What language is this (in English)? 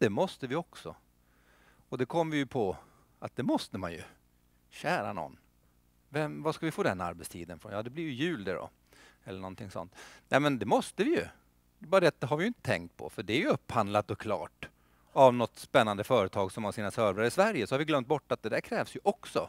Swedish